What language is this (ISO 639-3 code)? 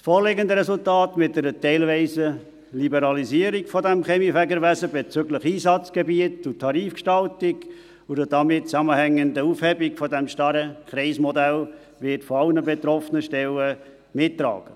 gsw